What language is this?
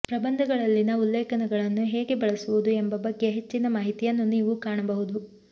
Kannada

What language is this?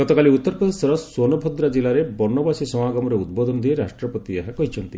Odia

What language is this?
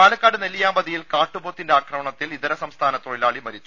Malayalam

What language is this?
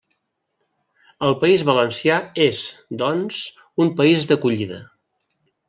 Catalan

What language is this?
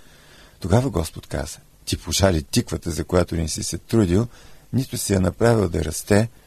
Bulgarian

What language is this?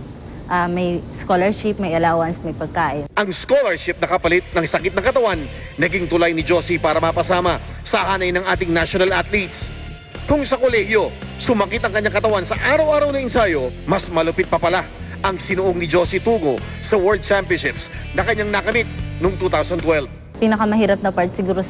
Filipino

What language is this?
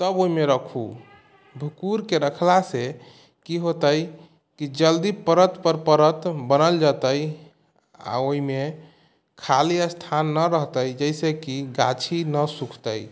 Maithili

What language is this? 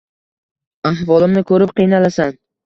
Uzbek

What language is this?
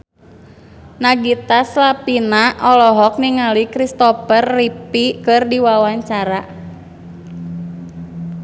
Sundanese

